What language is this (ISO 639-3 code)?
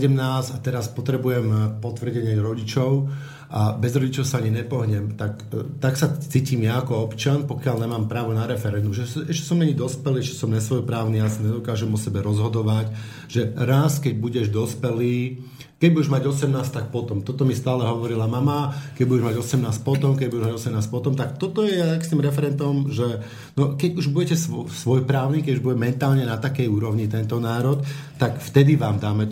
slk